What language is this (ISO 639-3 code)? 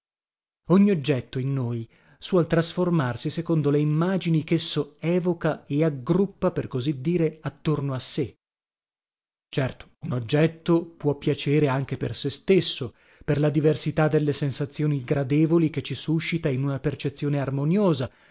ita